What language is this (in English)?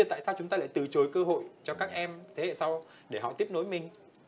Vietnamese